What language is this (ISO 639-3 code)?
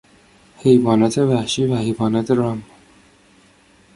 fas